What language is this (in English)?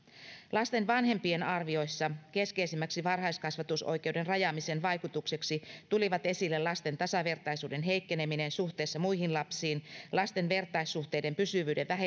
Finnish